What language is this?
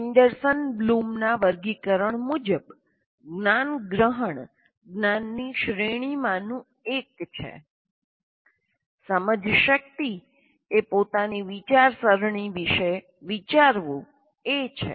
Gujarati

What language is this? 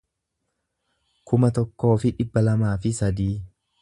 Oromo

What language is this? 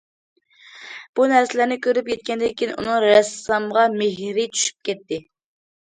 Uyghur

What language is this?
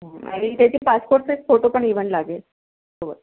Marathi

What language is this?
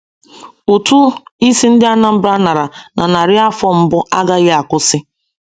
Igbo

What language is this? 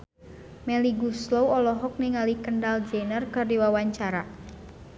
Sundanese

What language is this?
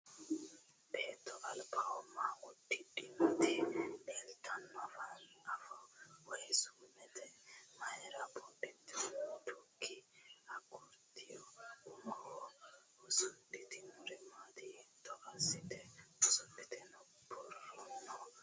Sidamo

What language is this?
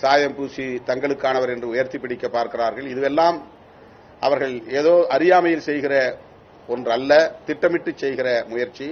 Tamil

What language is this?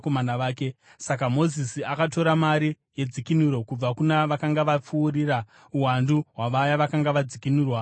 Shona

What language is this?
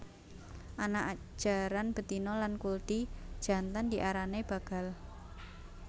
Javanese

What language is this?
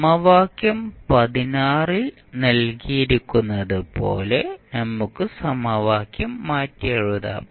Malayalam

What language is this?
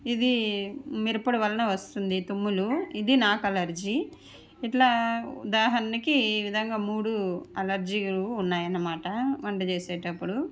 Telugu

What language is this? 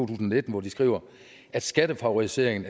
Danish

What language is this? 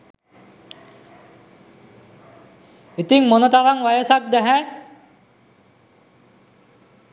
Sinhala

